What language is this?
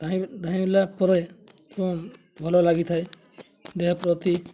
Odia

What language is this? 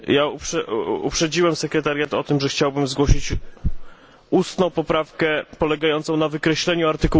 Polish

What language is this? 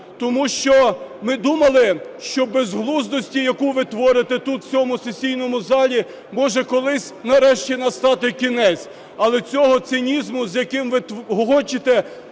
Ukrainian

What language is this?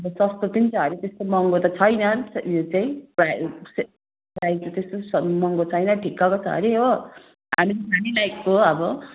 Nepali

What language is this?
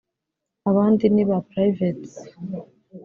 Kinyarwanda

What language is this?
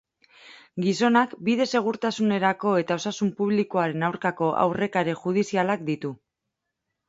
Basque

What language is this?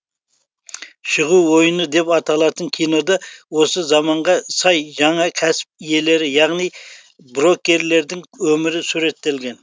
Kazakh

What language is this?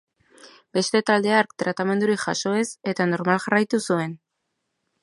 Basque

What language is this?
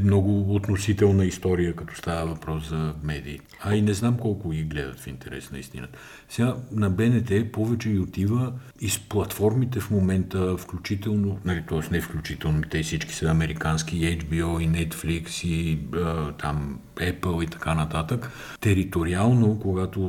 Bulgarian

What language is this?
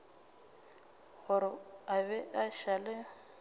Northern Sotho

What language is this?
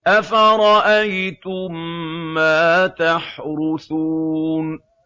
Arabic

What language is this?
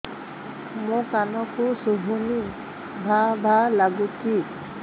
Odia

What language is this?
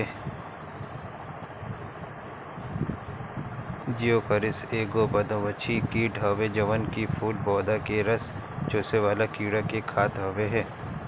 Bhojpuri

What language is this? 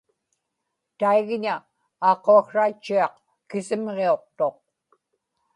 Inupiaq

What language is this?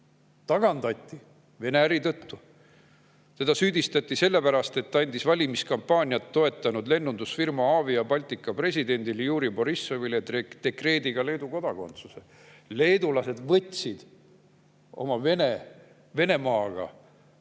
Estonian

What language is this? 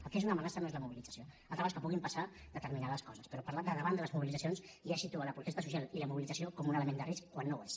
Catalan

